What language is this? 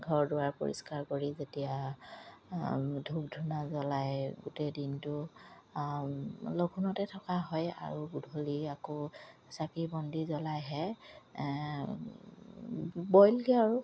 Assamese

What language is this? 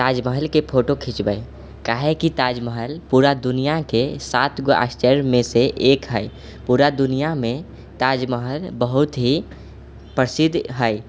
Maithili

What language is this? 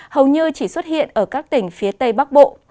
Vietnamese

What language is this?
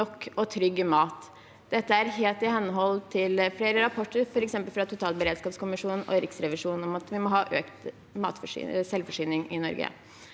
Norwegian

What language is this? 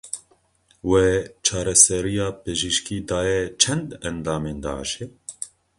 Kurdish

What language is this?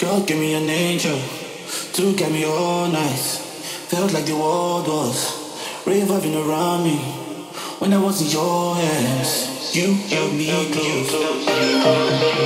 Hungarian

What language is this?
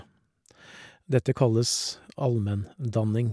Norwegian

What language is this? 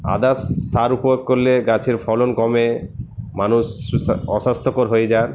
Bangla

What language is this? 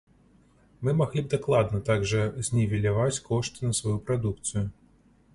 Belarusian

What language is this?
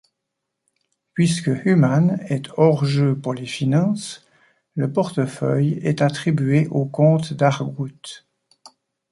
French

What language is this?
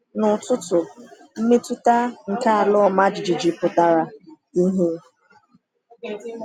Igbo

